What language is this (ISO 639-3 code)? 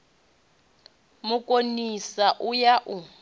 ven